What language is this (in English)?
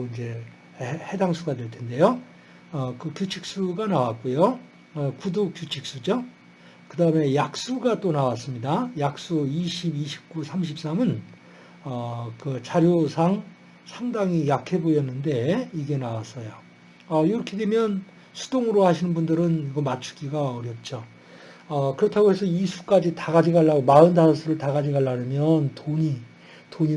Korean